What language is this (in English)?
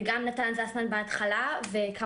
Hebrew